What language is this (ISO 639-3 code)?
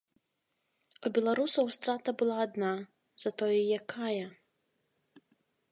bel